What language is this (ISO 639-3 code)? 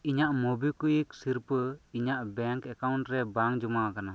sat